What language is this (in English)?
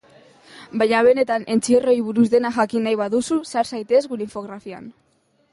Basque